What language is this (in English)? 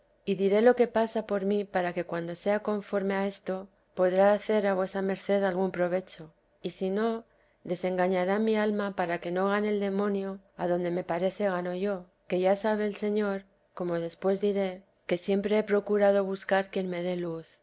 Spanish